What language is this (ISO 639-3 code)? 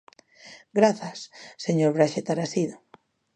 glg